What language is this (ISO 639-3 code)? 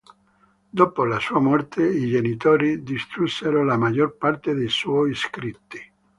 ita